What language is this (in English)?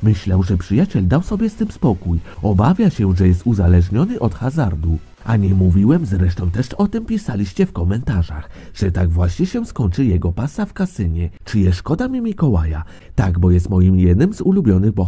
Polish